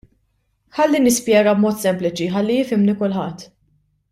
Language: Maltese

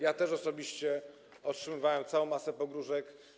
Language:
Polish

